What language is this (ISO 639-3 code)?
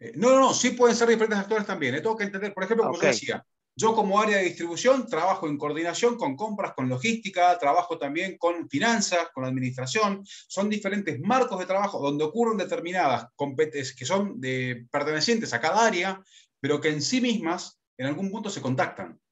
spa